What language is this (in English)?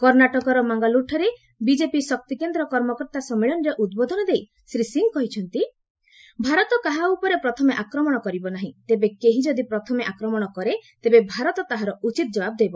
Odia